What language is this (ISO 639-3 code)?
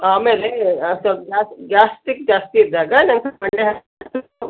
kan